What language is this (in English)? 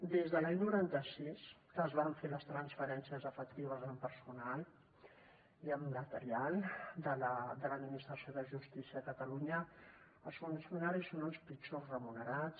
Catalan